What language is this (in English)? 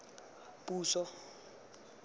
Tswana